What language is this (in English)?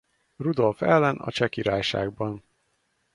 Hungarian